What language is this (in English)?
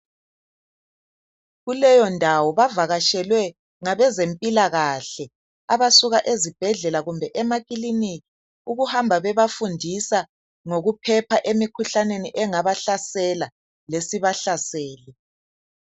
North Ndebele